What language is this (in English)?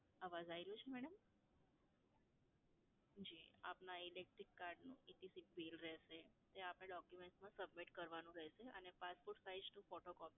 Gujarati